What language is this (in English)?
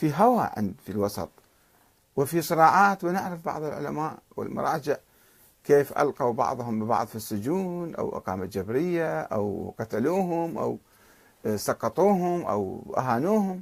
Arabic